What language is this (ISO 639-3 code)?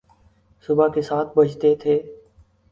urd